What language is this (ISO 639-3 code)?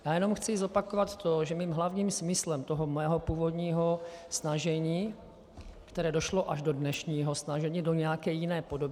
ces